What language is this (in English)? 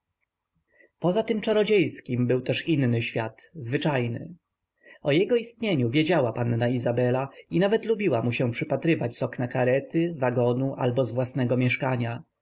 Polish